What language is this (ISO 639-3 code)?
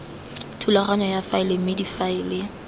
tsn